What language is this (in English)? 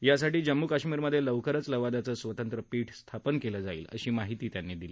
Marathi